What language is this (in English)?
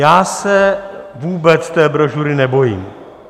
Czech